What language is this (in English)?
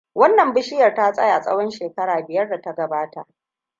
Hausa